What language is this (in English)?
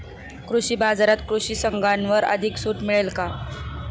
Marathi